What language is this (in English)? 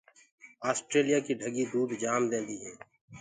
Gurgula